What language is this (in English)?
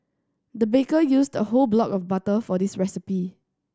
English